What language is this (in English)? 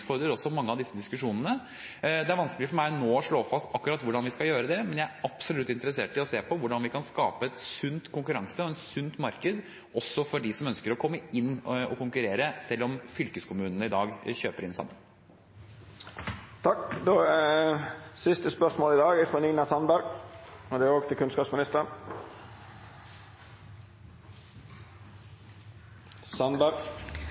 Norwegian Bokmål